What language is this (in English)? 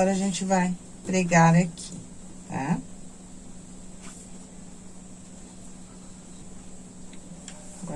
Portuguese